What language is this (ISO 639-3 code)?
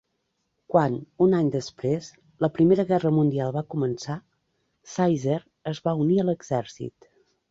cat